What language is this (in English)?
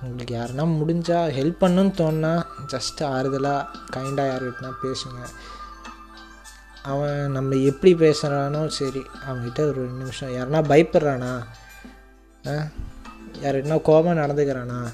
Tamil